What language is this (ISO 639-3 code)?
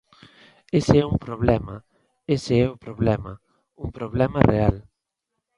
glg